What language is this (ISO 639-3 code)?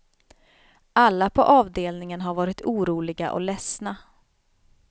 swe